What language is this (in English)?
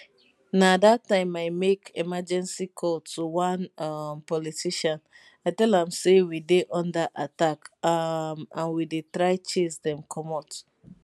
Nigerian Pidgin